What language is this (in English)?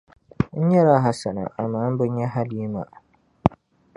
Dagbani